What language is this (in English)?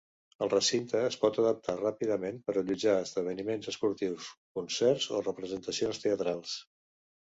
Catalan